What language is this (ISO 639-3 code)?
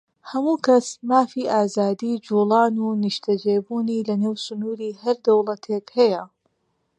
ckb